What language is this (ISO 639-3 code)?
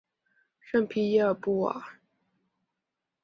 zho